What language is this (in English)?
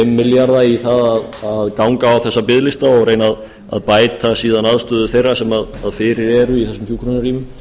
Icelandic